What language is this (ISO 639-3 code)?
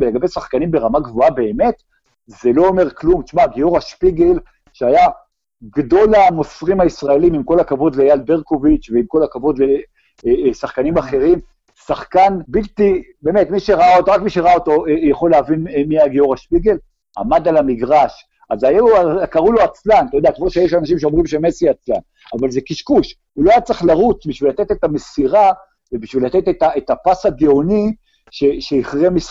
heb